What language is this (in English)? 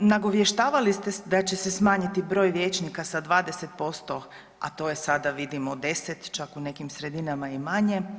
Croatian